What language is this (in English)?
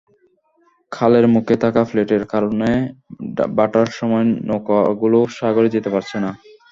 Bangla